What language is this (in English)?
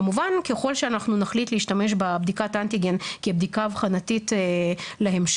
Hebrew